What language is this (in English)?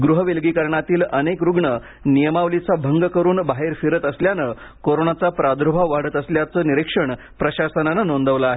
Marathi